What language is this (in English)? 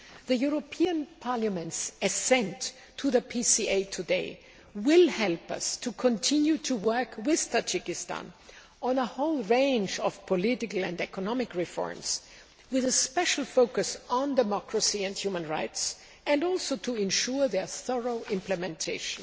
English